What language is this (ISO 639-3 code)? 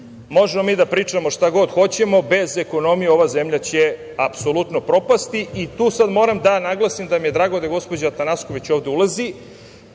srp